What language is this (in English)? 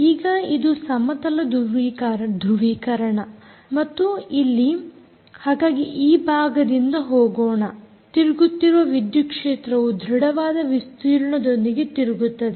Kannada